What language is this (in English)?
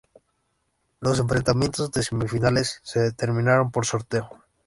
Spanish